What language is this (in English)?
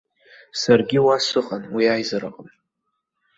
Abkhazian